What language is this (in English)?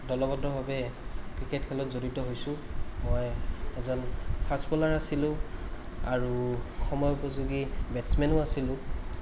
Assamese